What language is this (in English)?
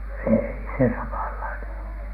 Finnish